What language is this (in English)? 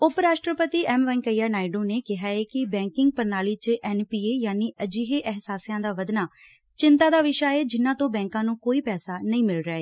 Punjabi